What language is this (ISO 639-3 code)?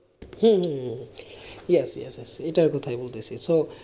ben